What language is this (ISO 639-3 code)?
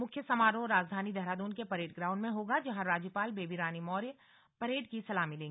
hin